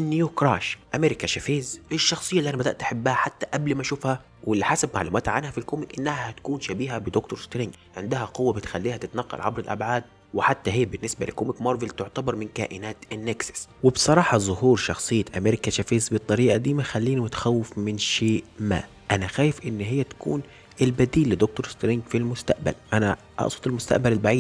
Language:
Arabic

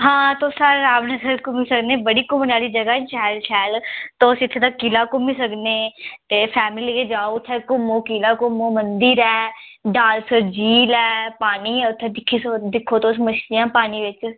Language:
Dogri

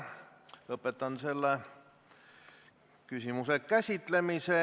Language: Estonian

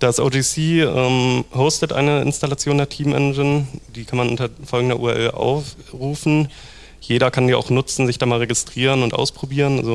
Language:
German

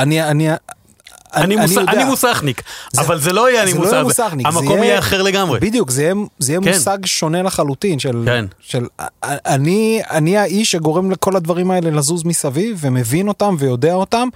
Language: Hebrew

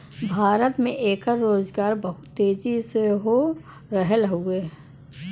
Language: Bhojpuri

